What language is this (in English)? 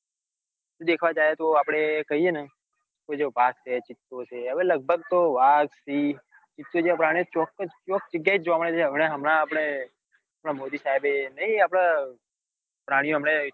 Gujarati